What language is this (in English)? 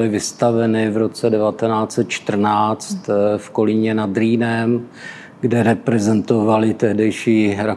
Czech